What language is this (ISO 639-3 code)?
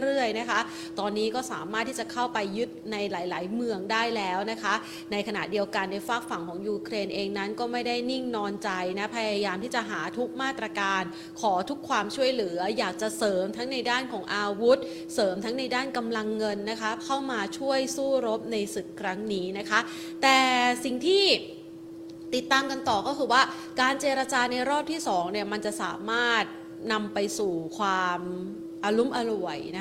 tha